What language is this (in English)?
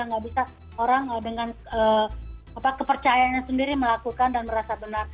Indonesian